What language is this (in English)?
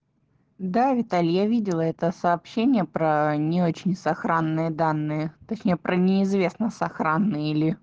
Russian